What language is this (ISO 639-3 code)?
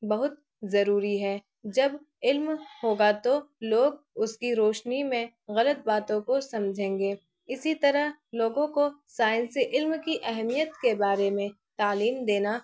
urd